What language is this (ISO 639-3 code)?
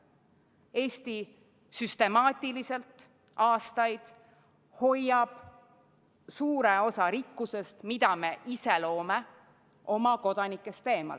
est